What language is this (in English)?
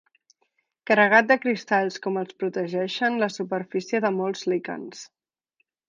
Catalan